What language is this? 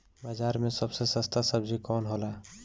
Bhojpuri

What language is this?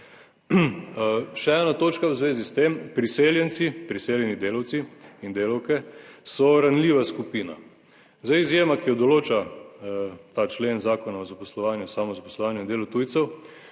Slovenian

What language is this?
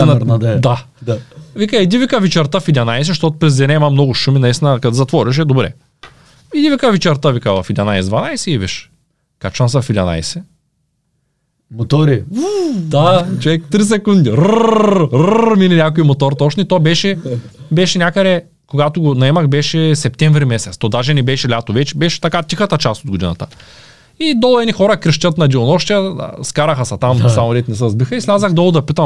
Bulgarian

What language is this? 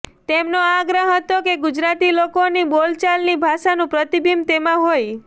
Gujarati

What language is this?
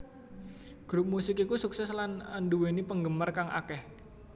Javanese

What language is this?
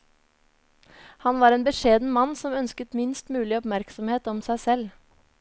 Norwegian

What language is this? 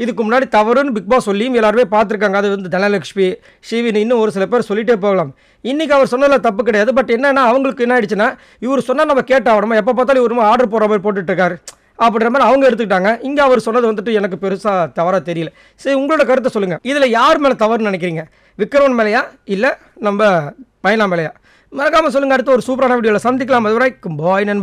Arabic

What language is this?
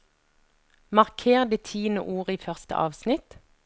Norwegian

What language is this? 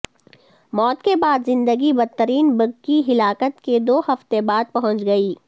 Urdu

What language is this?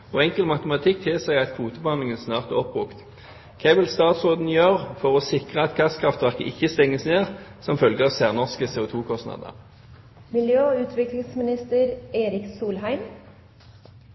Norwegian Bokmål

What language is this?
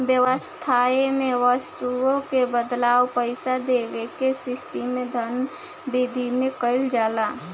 Bhojpuri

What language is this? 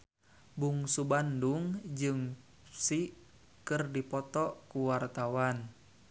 Sundanese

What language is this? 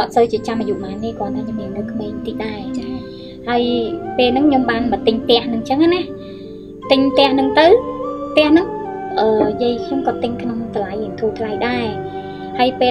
Vietnamese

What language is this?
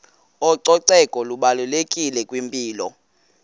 Xhosa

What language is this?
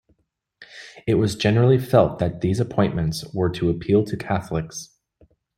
English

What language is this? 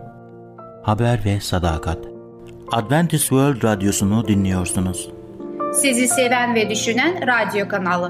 Turkish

